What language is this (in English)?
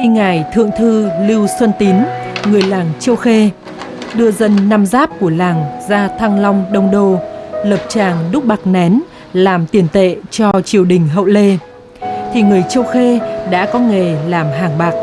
Vietnamese